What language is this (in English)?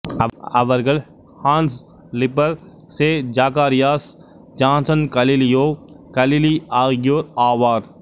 Tamil